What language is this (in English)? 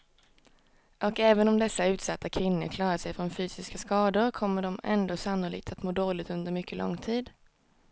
Swedish